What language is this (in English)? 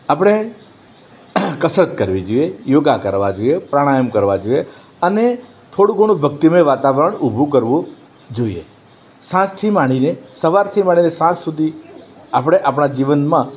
Gujarati